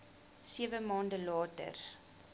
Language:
Afrikaans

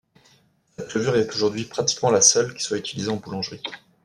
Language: French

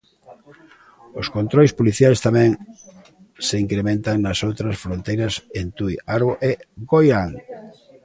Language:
Galician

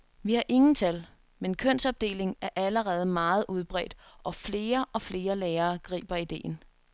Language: Danish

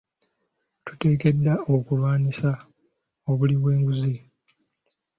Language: Ganda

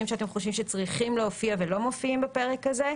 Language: Hebrew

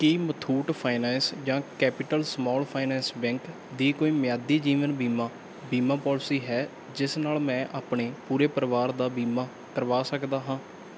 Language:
Punjabi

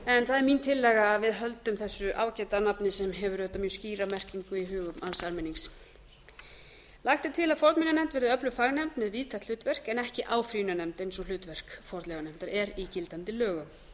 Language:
Icelandic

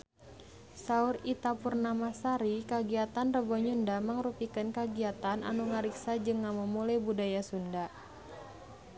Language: Sundanese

